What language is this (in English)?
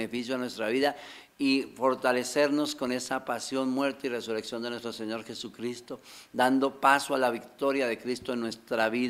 Spanish